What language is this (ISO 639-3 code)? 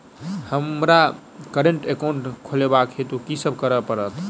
mai